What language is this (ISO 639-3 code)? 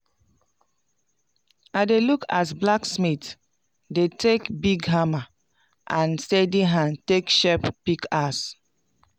pcm